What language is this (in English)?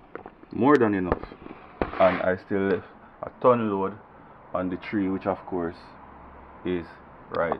English